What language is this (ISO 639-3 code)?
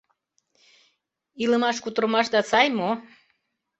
chm